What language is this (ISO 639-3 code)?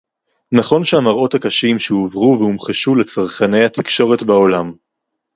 heb